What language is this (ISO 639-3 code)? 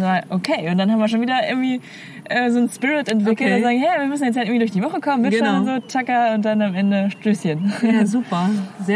deu